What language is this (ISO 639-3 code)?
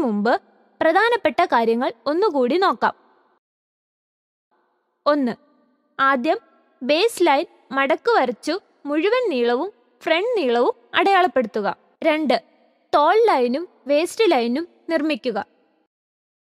kor